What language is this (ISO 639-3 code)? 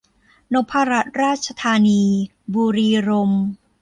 tha